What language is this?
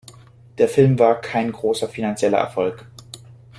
German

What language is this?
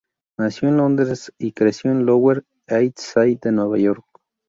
Spanish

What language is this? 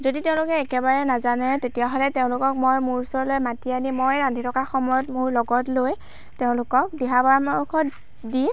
Assamese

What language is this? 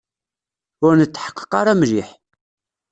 Kabyle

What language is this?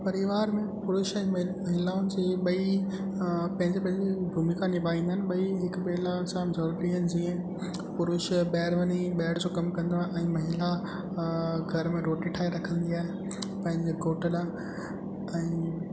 Sindhi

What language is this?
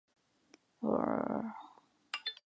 Chinese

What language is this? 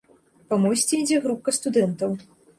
Belarusian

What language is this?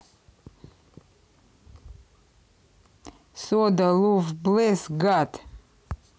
Russian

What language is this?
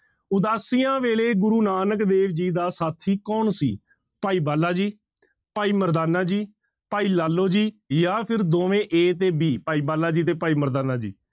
Punjabi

